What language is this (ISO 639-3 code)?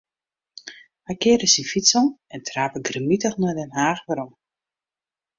fry